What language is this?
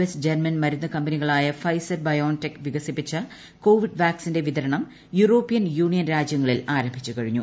Malayalam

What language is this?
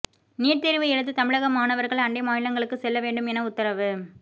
Tamil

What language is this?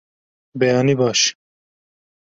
Kurdish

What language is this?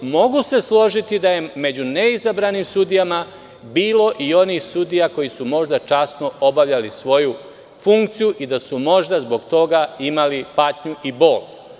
Serbian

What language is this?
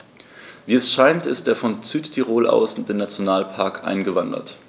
German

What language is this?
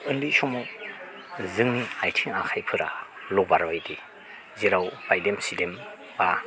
Bodo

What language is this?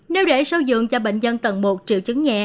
Vietnamese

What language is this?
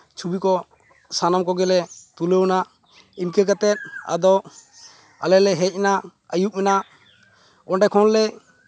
Santali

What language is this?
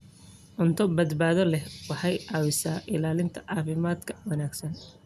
Somali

